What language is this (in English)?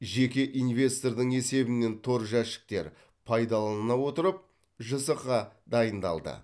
Kazakh